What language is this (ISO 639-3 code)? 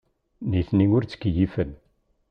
kab